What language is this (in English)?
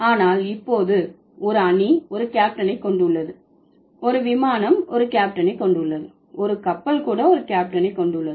Tamil